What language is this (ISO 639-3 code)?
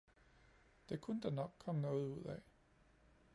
dan